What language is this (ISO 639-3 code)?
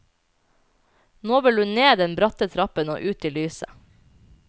nor